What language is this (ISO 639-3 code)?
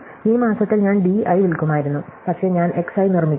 mal